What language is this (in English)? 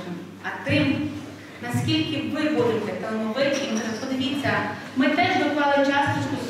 Ukrainian